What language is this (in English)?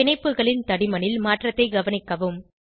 Tamil